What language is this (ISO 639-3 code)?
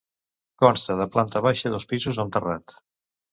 cat